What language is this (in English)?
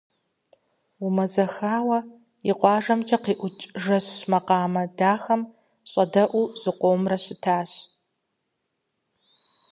Kabardian